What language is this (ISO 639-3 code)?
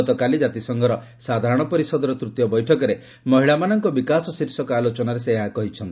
ori